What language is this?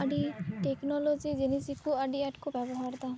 Santali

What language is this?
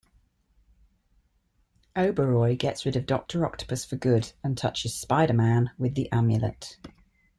English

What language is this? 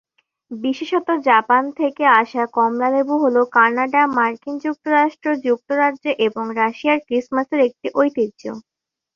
Bangla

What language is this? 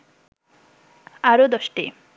Bangla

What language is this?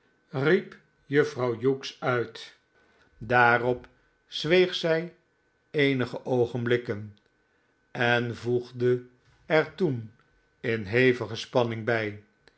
Dutch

